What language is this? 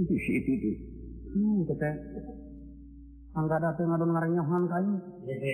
Indonesian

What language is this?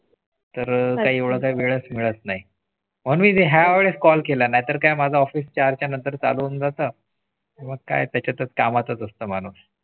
Marathi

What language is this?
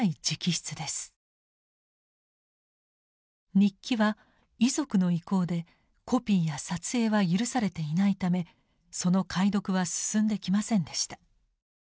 Japanese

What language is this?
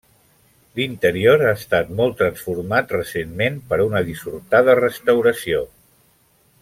Catalan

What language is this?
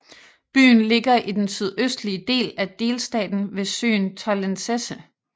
Danish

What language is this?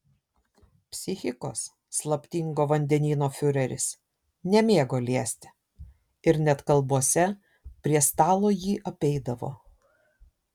Lithuanian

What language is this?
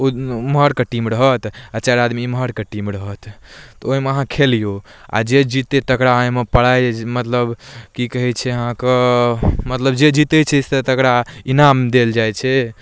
Maithili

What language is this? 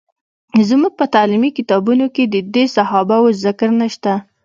Pashto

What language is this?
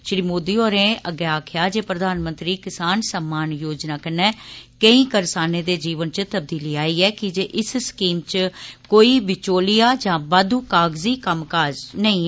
Dogri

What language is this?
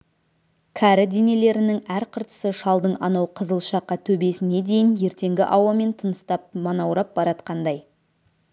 Kazakh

